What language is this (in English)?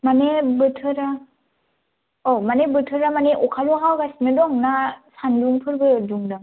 Bodo